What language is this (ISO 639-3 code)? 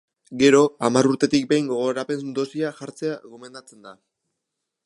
eus